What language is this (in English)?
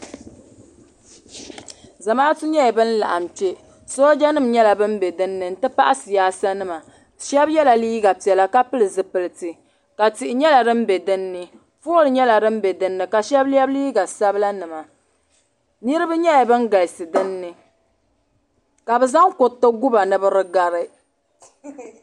Dagbani